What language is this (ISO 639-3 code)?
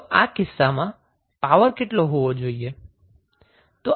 guj